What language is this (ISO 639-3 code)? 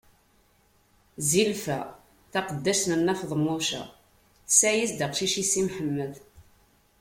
kab